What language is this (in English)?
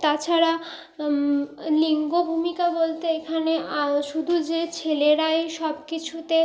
Bangla